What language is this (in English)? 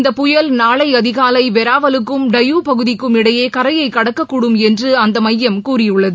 Tamil